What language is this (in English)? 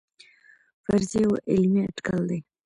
Pashto